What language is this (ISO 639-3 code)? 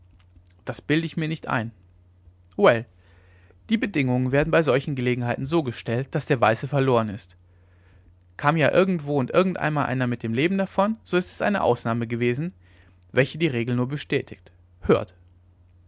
deu